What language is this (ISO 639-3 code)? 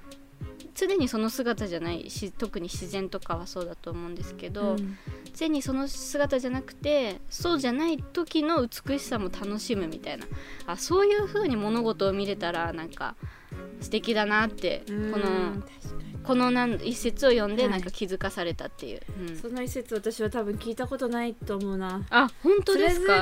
jpn